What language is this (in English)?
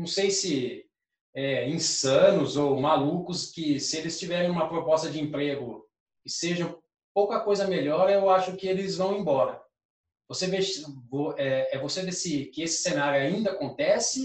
Portuguese